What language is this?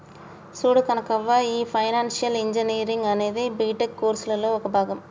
Telugu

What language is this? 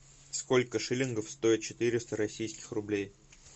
Russian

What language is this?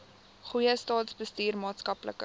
Afrikaans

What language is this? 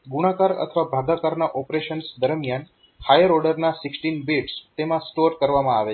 Gujarati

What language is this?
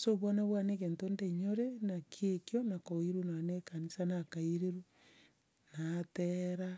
Gusii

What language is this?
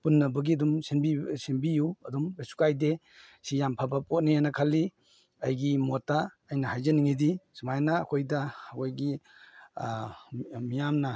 Manipuri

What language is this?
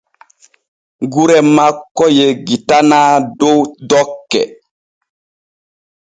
Borgu Fulfulde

